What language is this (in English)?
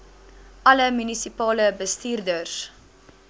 Afrikaans